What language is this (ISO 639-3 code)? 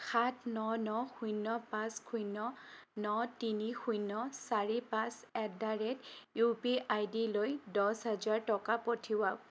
asm